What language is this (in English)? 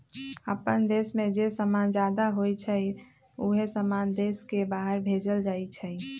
Magahi